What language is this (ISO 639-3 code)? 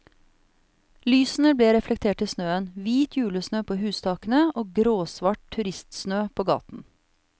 nor